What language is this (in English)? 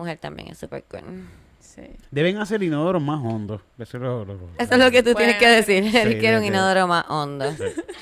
Spanish